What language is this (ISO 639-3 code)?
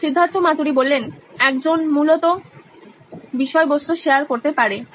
ben